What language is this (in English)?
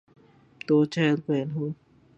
Urdu